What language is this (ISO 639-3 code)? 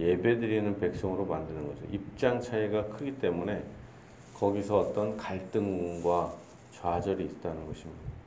kor